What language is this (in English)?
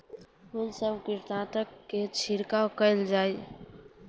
Maithili